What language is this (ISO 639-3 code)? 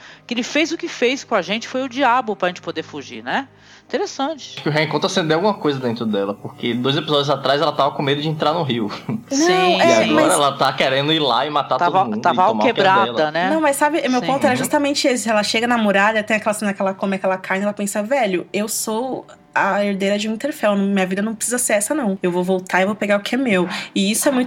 por